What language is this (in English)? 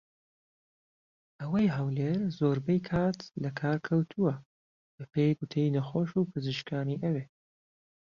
Central Kurdish